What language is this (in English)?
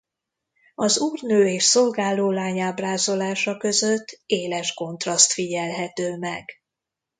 Hungarian